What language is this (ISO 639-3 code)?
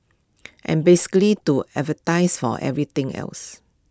eng